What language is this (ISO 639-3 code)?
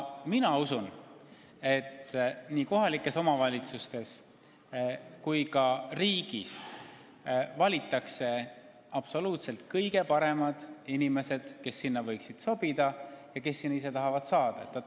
est